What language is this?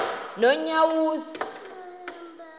Xhosa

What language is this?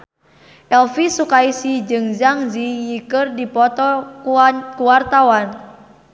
Sundanese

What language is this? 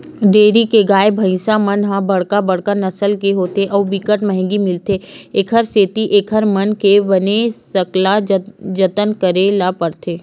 Chhattisgarhi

